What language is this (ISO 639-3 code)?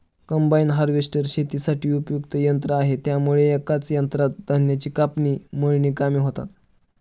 mar